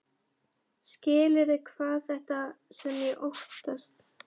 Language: Icelandic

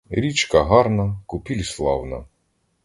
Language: Ukrainian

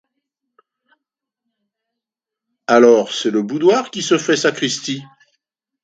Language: French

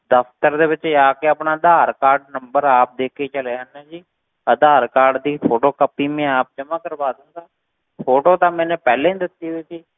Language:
Punjabi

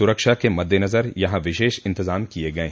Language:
Hindi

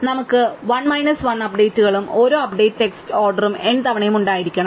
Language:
Malayalam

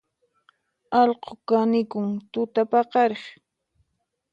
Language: Puno Quechua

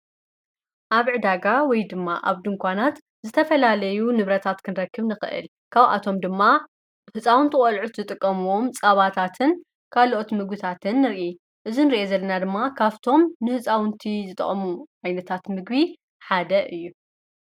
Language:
Tigrinya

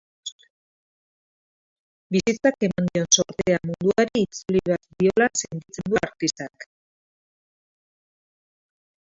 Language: Basque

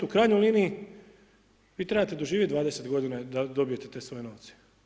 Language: Croatian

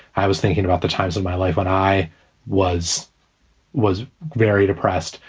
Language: English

